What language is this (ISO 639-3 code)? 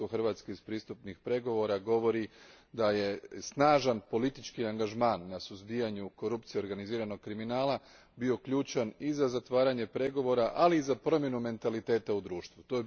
hrv